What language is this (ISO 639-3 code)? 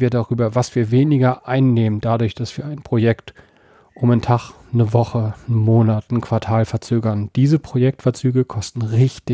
deu